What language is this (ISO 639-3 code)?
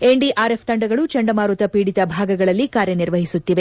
kan